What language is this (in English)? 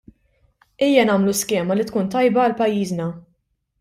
Maltese